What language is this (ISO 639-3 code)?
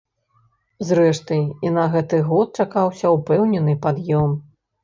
bel